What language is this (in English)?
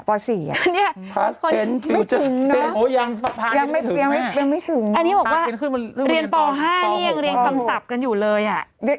Thai